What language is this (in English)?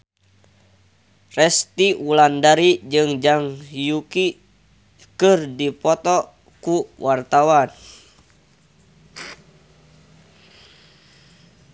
Sundanese